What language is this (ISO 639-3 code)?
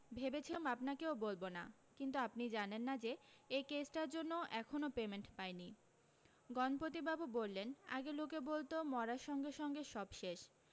ben